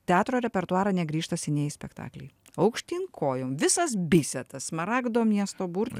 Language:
Lithuanian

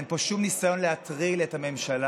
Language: Hebrew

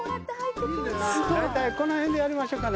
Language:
Japanese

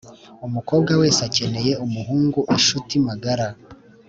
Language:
Kinyarwanda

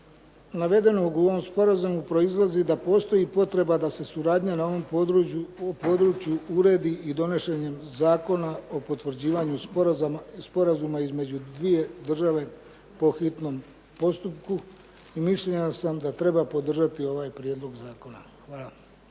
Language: Croatian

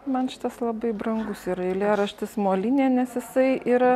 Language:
Lithuanian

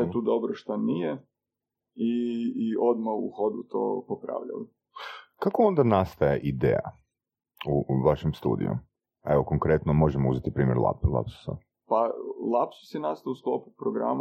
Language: Croatian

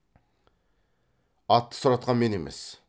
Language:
Kazakh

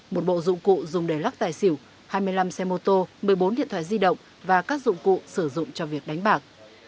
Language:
Vietnamese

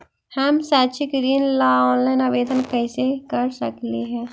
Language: Magahi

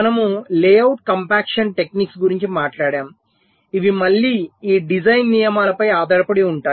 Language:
Telugu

